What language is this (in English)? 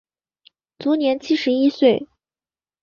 Chinese